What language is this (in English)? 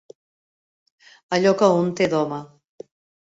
Catalan